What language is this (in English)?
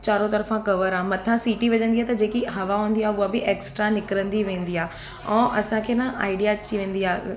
Sindhi